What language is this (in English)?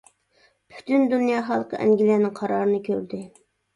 Uyghur